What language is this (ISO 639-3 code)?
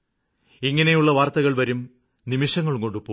mal